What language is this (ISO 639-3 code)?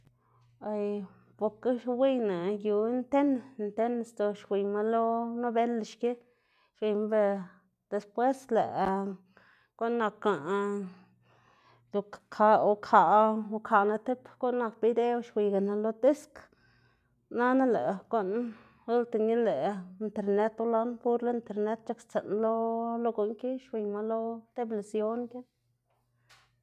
ztg